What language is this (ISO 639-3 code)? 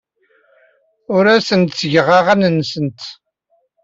kab